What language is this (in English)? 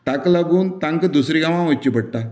Konkani